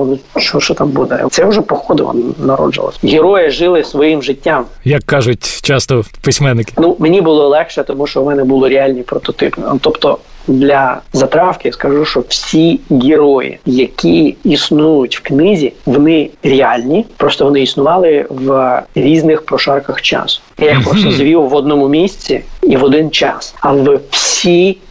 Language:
Ukrainian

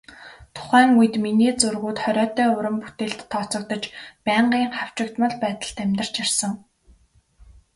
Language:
Mongolian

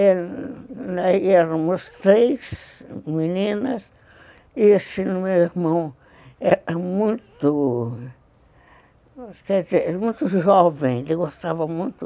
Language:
Portuguese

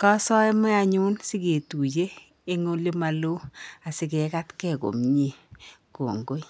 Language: Kalenjin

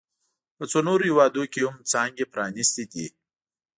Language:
Pashto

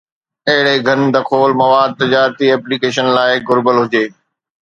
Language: Sindhi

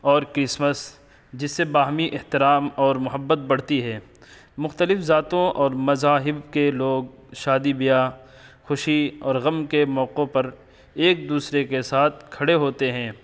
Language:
Urdu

